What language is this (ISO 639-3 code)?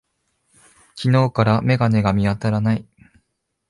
jpn